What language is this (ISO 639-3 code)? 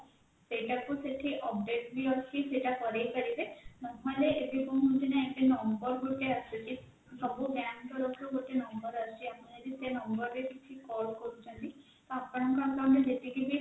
ori